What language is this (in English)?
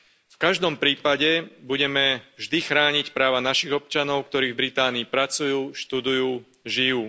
Slovak